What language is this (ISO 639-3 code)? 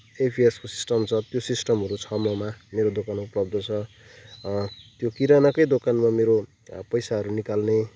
nep